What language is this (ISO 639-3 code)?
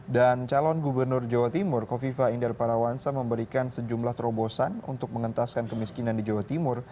ind